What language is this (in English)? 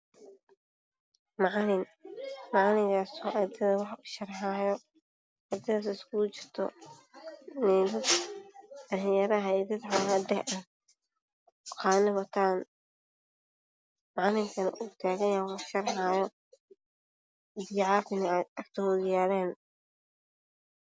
Somali